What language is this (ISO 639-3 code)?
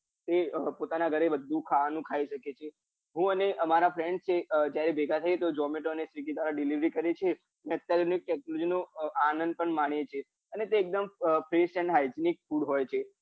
guj